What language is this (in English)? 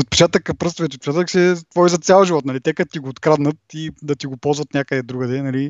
Bulgarian